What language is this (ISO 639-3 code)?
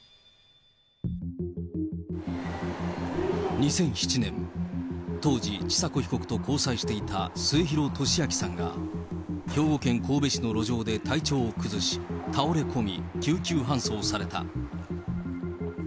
jpn